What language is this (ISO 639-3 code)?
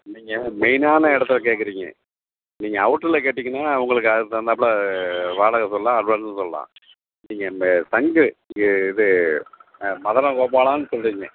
tam